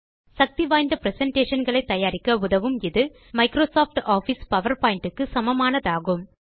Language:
Tamil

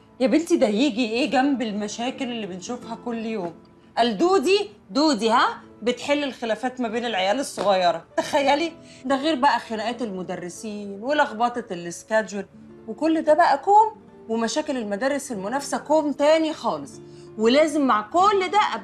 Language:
Arabic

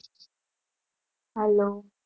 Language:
Gujarati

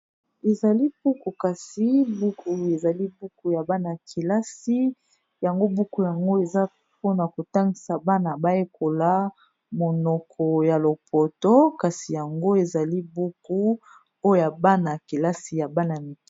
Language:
Lingala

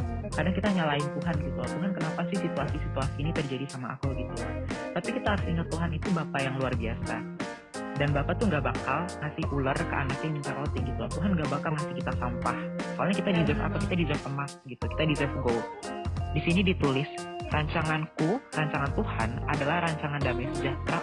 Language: Indonesian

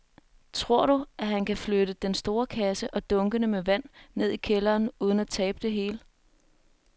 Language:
Danish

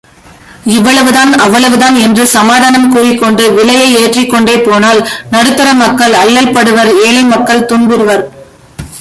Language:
Tamil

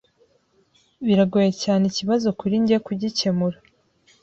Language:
Kinyarwanda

